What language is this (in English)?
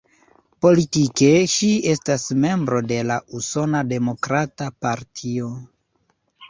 Esperanto